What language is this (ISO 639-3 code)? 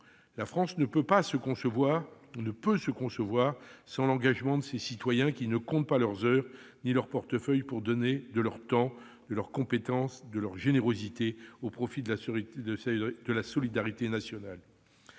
fra